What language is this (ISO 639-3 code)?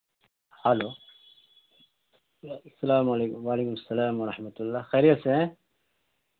urd